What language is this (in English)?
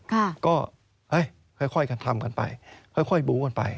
Thai